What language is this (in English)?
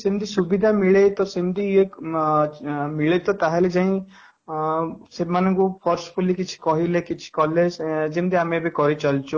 Odia